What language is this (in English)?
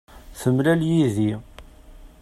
Kabyle